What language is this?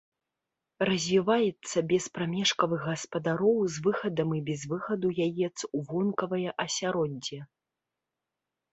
Belarusian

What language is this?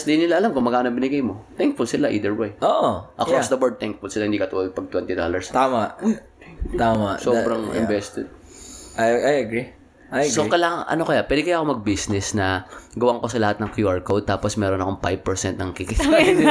Filipino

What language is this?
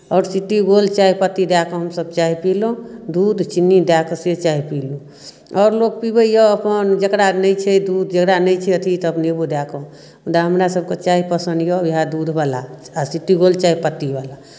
Maithili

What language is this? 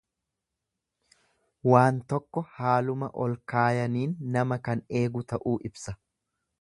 Oromo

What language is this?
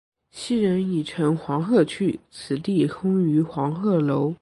Chinese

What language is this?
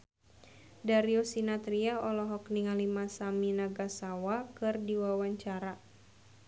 Sundanese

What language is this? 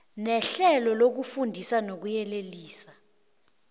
South Ndebele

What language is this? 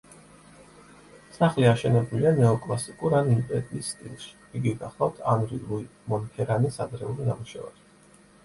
Georgian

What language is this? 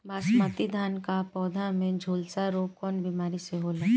Bhojpuri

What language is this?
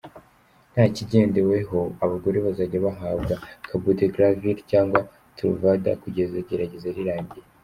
Kinyarwanda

